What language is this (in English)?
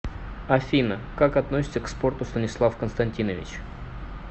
Russian